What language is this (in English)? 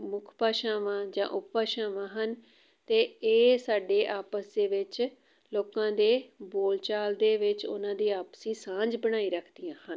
Punjabi